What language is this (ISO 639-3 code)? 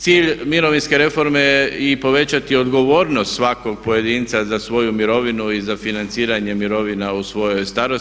hrv